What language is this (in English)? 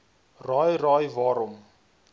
Afrikaans